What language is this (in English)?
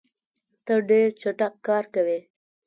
Pashto